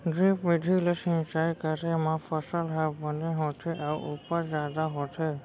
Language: Chhattisgarhi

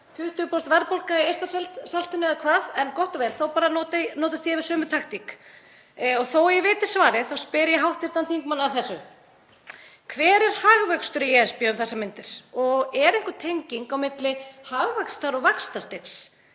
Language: Icelandic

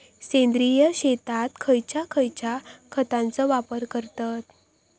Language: Marathi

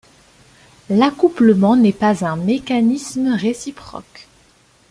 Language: French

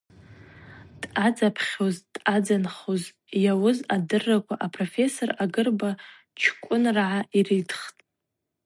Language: Abaza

